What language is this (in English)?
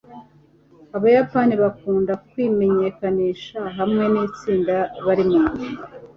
Kinyarwanda